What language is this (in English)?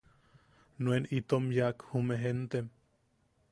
Yaqui